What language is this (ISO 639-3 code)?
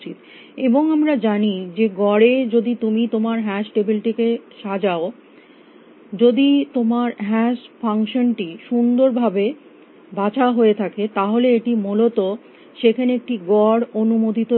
ben